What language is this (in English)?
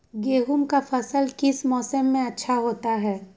Magahi